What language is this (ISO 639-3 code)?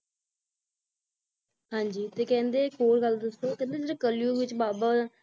pan